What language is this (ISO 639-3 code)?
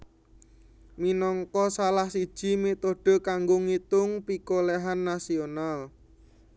jav